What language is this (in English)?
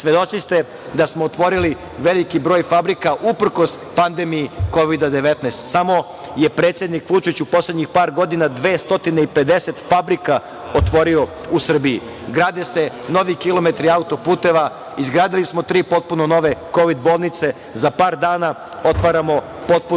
Serbian